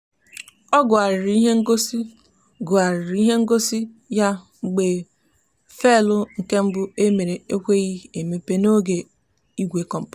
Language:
Igbo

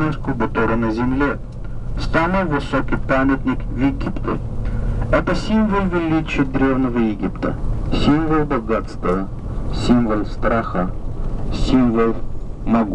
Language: Russian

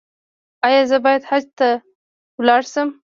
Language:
Pashto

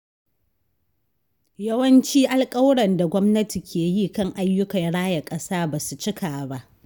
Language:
Hausa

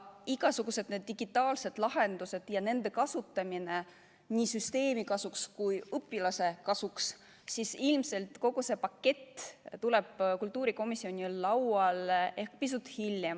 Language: Estonian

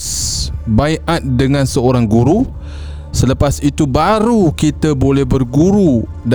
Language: Malay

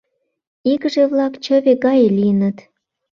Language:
Mari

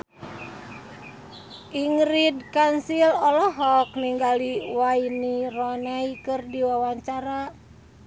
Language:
Sundanese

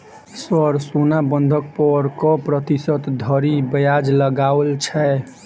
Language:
Maithili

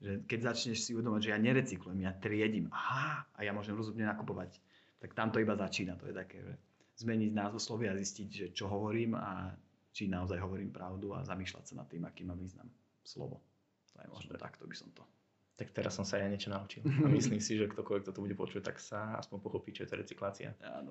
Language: Slovak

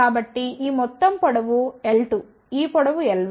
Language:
Telugu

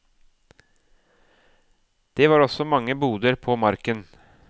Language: Norwegian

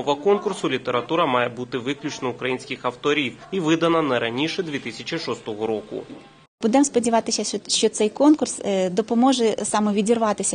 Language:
Ukrainian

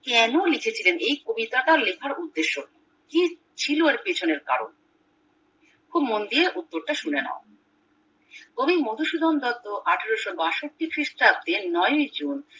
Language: Bangla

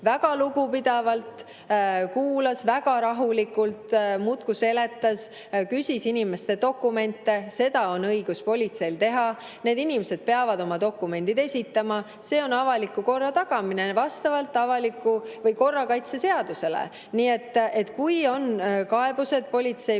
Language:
Estonian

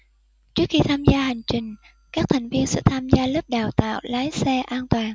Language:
Vietnamese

